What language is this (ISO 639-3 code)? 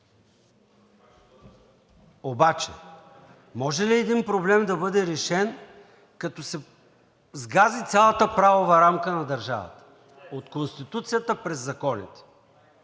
bul